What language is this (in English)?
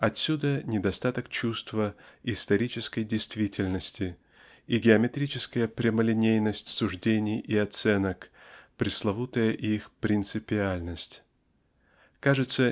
Russian